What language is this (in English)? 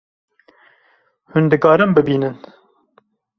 Kurdish